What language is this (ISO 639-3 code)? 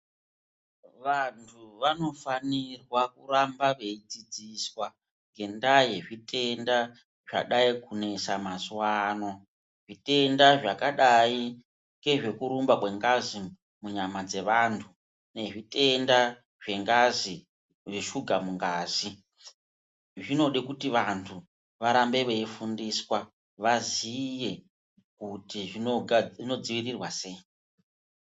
ndc